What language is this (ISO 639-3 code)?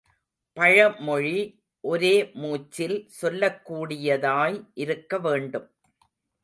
tam